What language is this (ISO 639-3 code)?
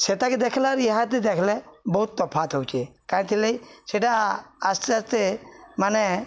ori